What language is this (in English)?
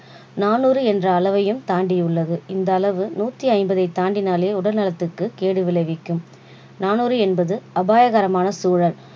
Tamil